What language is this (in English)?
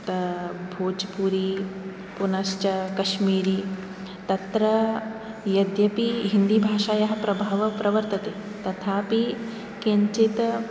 Sanskrit